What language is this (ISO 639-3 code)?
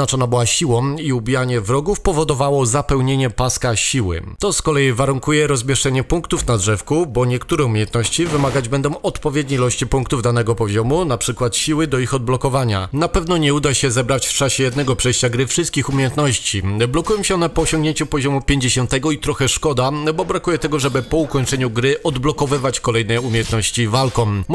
pol